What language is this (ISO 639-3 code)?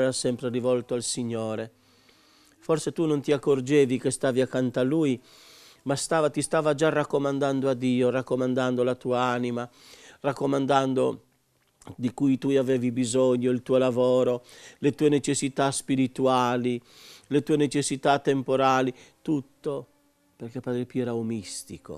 ita